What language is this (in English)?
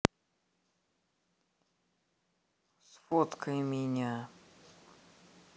Russian